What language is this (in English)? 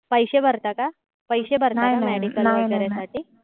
Marathi